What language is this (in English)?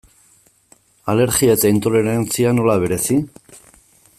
Basque